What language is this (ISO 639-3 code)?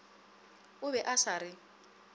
nso